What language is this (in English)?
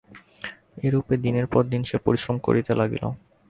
Bangla